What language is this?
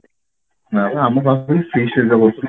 Odia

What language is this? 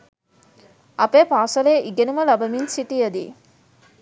Sinhala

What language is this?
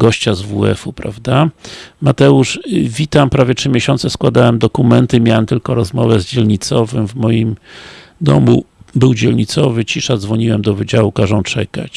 Polish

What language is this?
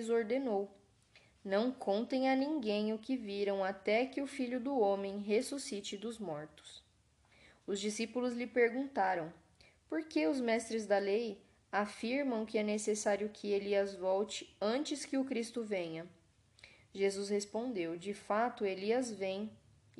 Portuguese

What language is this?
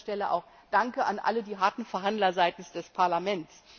German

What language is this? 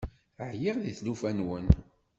Kabyle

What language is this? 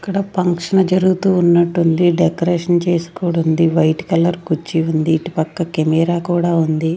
Telugu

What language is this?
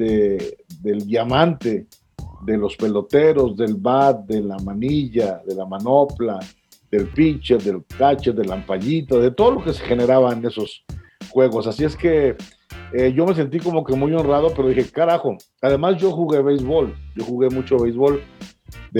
Spanish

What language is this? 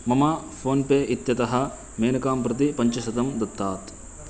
Sanskrit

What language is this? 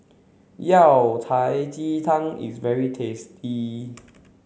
English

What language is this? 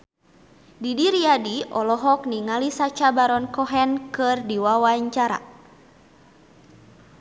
Sundanese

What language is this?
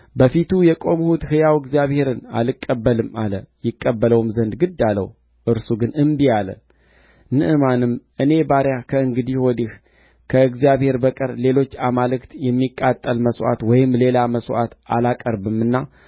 Amharic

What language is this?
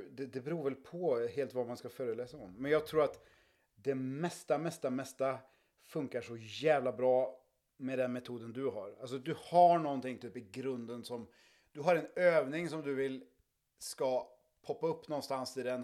Swedish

